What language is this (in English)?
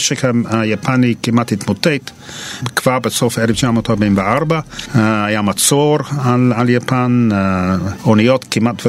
Hebrew